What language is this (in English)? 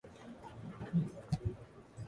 Japanese